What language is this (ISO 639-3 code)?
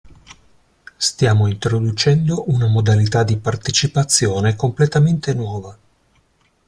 ita